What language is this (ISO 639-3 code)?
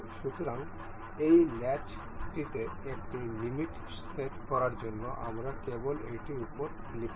ben